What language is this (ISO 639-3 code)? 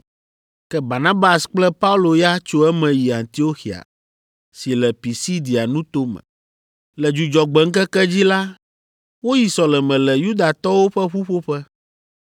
ewe